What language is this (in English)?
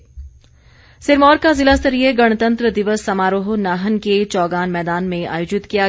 Hindi